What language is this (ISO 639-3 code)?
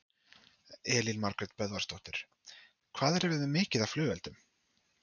isl